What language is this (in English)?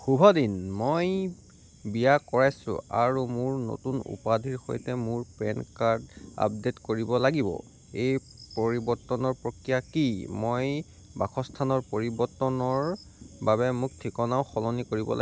Assamese